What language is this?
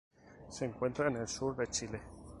Spanish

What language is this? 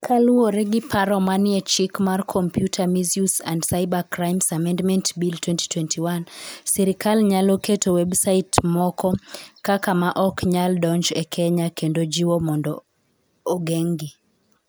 Luo (Kenya and Tanzania)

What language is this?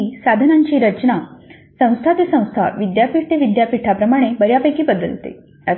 Marathi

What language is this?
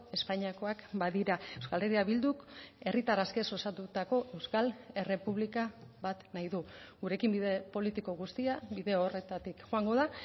Basque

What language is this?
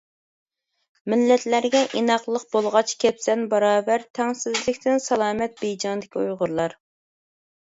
Uyghur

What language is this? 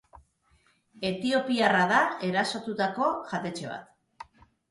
Basque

